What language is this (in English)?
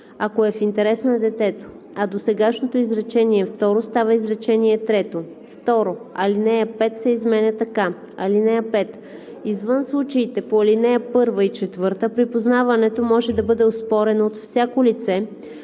Bulgarian